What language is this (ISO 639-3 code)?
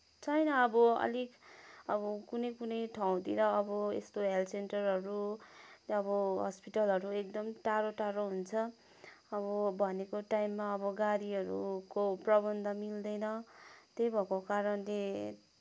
nep